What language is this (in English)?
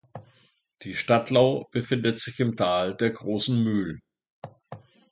German